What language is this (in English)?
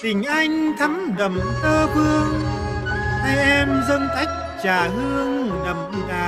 Vietnamese